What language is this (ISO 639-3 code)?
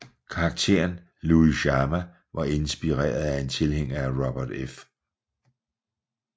dan